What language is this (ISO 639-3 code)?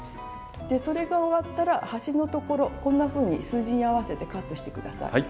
jpn